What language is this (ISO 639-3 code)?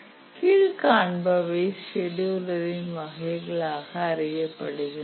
tam